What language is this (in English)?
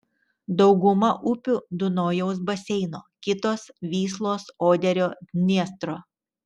Lithuanian